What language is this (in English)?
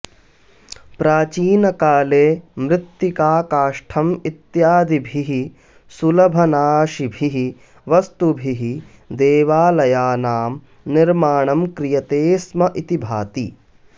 Sanskrit